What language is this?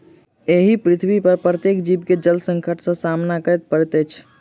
Maithili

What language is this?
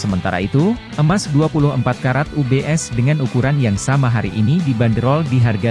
Indonesian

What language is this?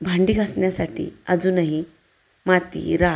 Marathi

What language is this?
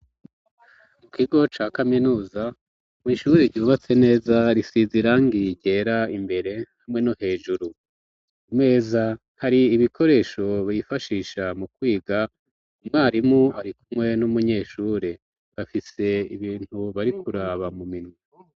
Rundi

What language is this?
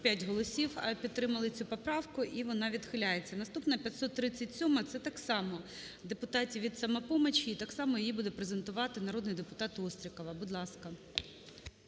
Ukrainian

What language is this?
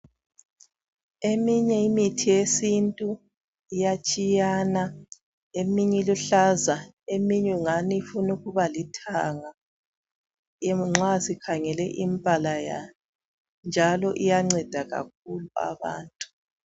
North Ndebele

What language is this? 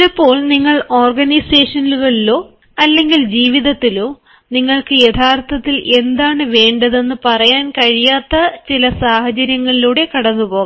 Malayalam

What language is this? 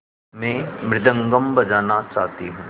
Hindi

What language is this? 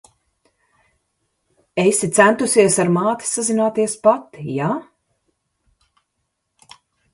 Latvian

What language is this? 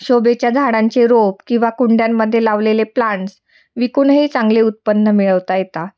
Marathi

